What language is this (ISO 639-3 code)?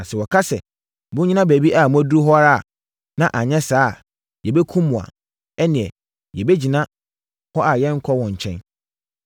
aka